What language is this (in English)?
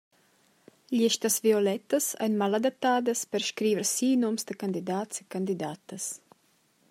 Romansh